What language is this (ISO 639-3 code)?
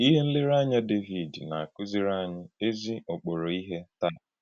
ibo